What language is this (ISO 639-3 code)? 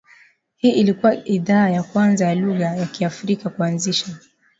swa